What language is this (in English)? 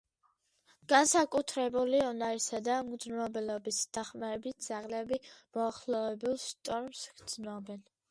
Georgian